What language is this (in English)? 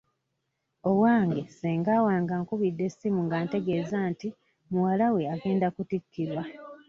Ganda